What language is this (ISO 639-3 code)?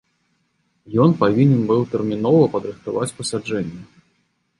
bel